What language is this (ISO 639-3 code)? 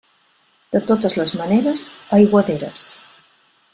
cat